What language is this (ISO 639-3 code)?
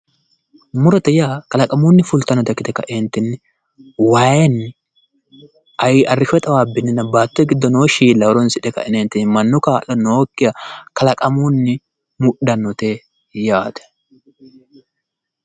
sid